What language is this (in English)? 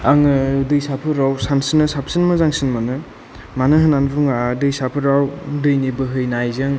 Bodo